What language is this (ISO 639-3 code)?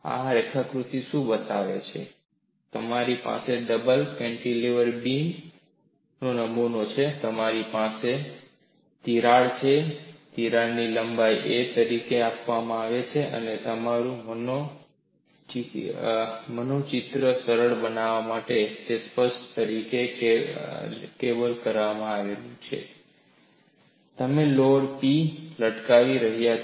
guj